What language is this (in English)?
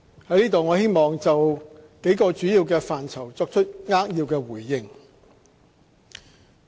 Cantonese